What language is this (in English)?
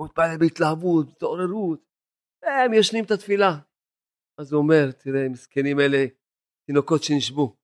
Hebrew